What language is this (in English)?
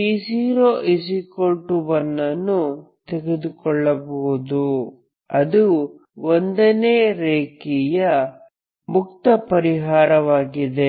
Kannada